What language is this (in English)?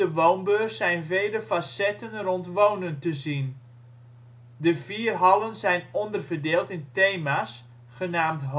Dutch